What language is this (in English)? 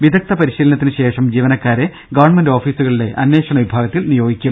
Malayalam